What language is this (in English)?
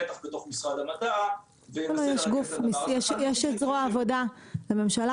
Hebrew